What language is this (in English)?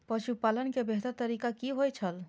Maithili